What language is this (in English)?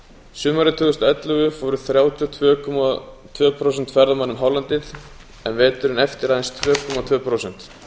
Icelandic